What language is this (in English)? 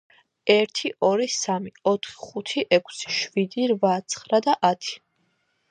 Georgian